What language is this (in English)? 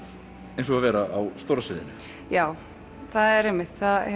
Icelandic